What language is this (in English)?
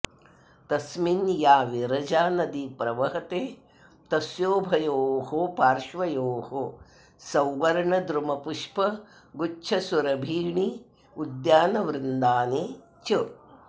Sanskrit